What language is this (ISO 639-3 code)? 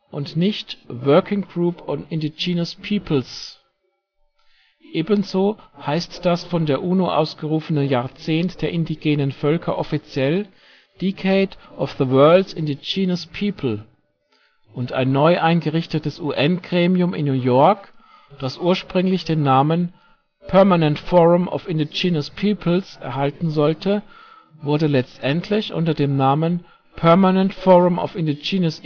deu